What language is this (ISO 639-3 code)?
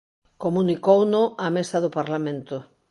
glg